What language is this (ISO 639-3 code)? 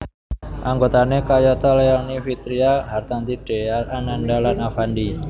jav